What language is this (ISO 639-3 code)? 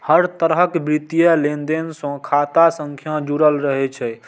mai